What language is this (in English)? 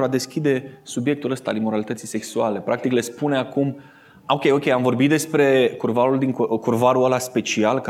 Romanian